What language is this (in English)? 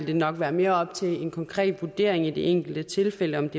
Danish